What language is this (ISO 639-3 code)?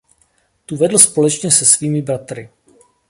ces